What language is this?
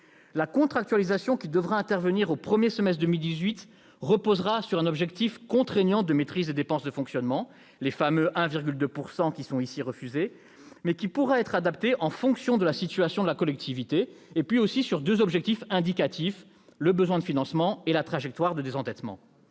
French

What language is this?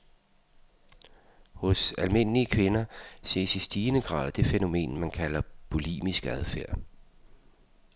Danish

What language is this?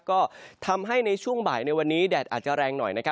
Thai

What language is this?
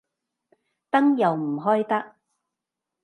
Cantonese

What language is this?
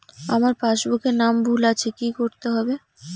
Bangla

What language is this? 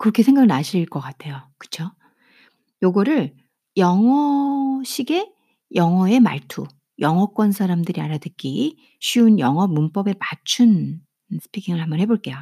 Korean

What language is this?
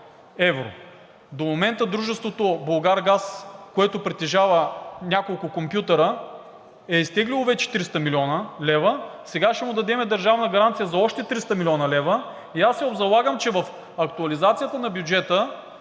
Bulgarian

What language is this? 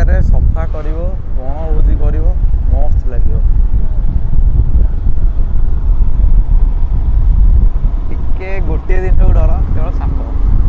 Hindi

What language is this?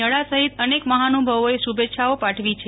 Gujarati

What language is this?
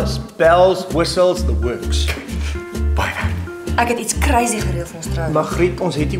Dutch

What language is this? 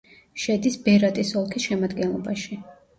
Georgian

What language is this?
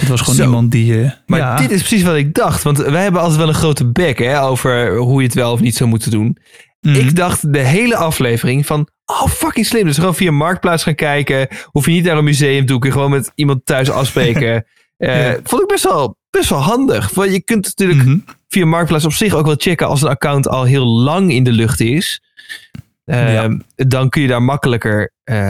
Dutch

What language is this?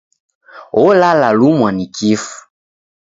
Taita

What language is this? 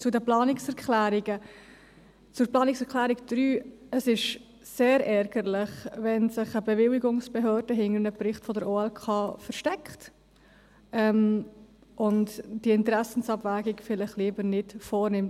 Swiss German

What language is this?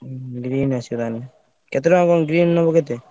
Odia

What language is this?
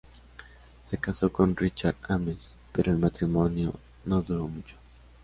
Spanish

